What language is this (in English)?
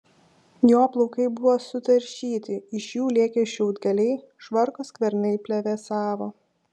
Lithuanian